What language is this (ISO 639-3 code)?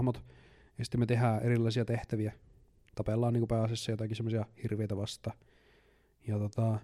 fin